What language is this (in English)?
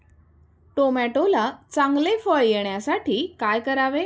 Marathi